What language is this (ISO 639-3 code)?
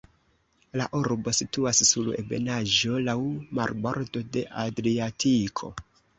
epo